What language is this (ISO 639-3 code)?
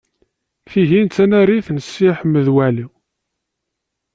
kab